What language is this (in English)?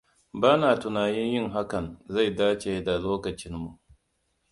Hausa